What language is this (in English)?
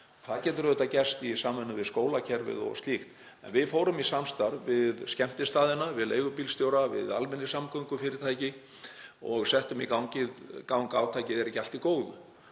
Icelandic